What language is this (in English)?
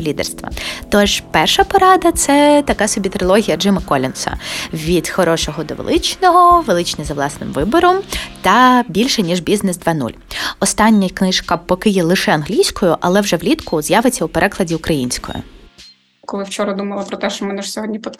Ukrainian